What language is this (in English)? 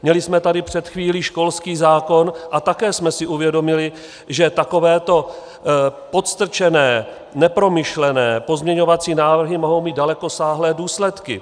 Czech